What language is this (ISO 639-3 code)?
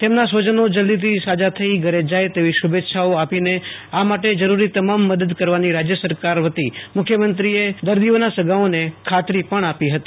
guj